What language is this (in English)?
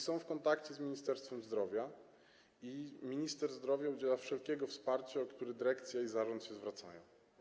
Polish